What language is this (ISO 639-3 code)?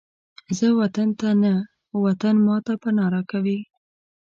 pus